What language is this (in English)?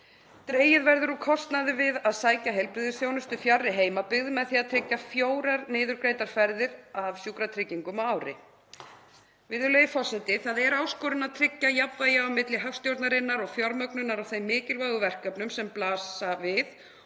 Icelandic